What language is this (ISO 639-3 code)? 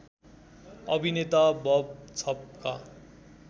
nep